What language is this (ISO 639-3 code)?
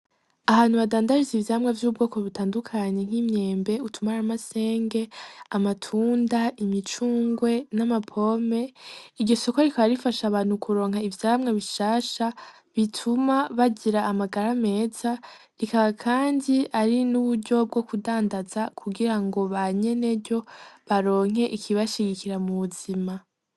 run